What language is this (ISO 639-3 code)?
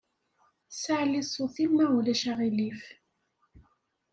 kab